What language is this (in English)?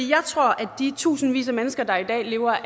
Danish